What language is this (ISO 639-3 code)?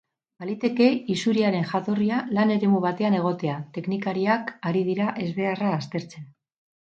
eus